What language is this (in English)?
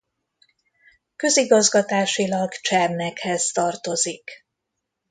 Hungarian